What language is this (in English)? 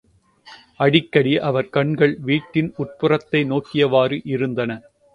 Tamil